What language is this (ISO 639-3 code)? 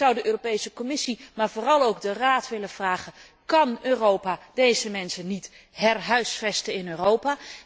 nld